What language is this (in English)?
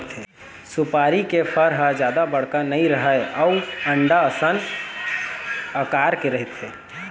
Chhattisgarhi